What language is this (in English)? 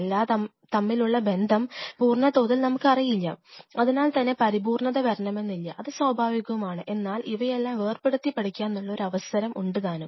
Malayalam